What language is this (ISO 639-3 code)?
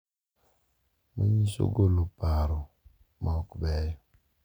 luo